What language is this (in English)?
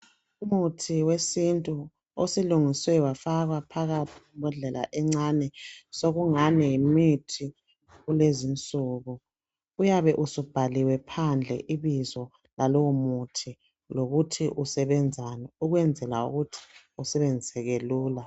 North Ndebele